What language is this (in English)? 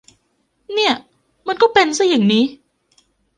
Thai